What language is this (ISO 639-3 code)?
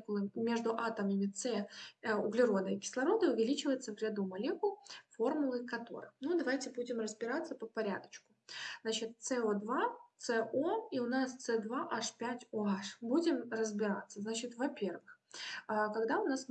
rus